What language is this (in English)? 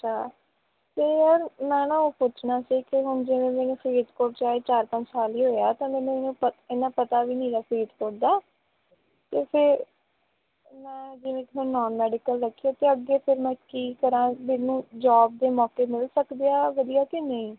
Punjabi